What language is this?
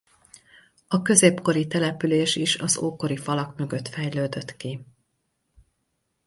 Hungarian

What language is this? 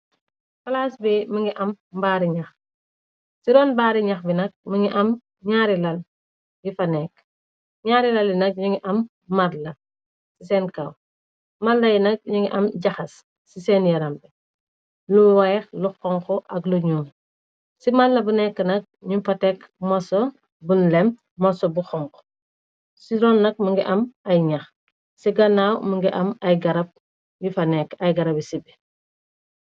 Wolof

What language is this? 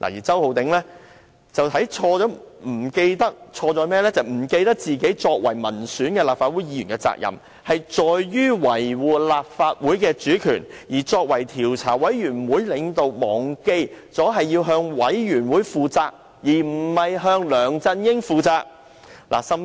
Cantonese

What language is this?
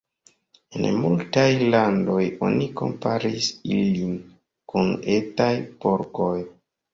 Esperanto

